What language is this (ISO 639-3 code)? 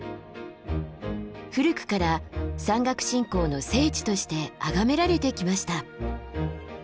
jpn